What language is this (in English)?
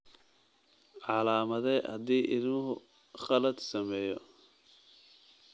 Somali